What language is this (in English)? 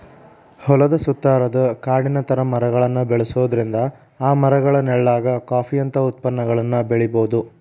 Kannada